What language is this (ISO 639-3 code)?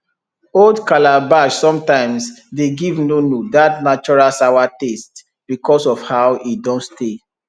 pcm